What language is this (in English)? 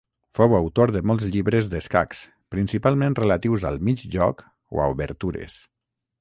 Catalan